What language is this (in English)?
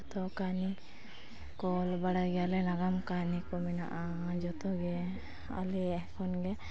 Santali